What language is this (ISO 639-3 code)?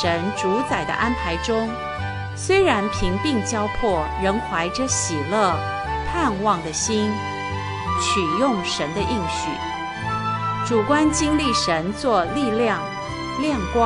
zho